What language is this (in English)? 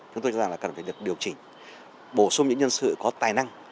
Vietnamese